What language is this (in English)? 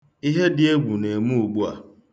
Igbo